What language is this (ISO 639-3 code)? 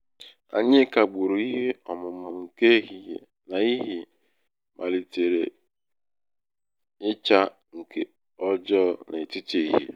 ibo